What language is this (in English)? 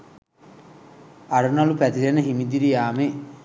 Sinhala